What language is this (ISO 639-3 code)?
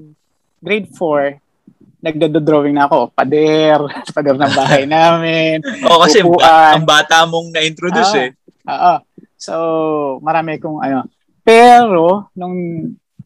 fil